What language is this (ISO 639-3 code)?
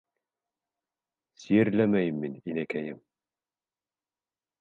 bak